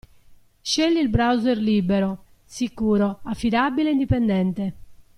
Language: Italian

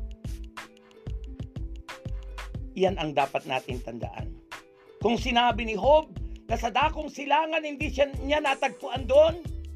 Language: Filipino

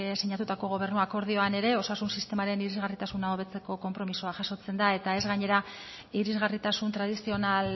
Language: Basque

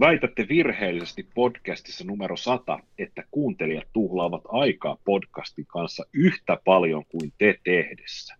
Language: Finnish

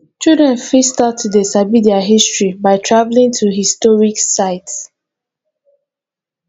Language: Nigerian Pidgin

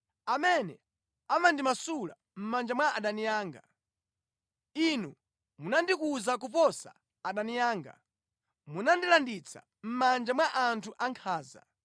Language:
Nyanja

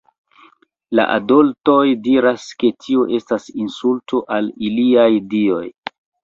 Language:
Esperanto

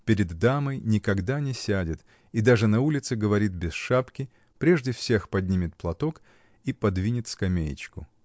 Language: Russian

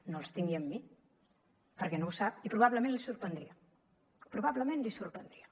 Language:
Catalan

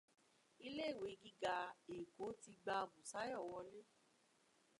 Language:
Yoruba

